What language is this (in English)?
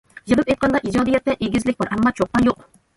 Uyghur